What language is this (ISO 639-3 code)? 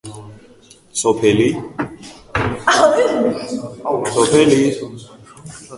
kat